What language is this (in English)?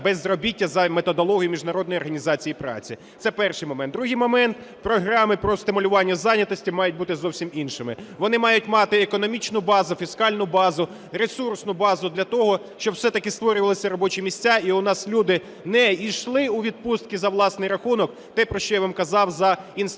Ukrainian